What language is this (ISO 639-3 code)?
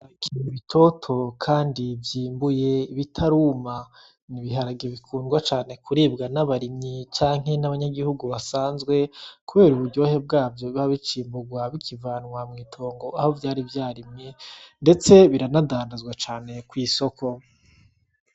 run